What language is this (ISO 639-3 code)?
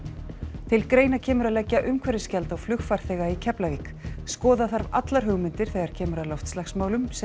isl